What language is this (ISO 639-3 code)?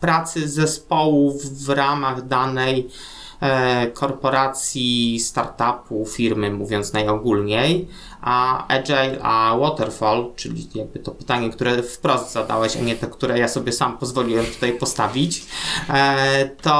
pol